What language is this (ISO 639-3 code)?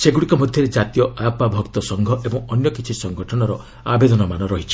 ori